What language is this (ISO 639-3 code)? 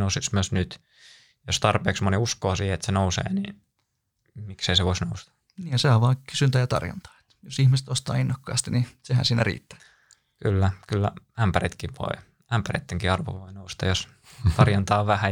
fin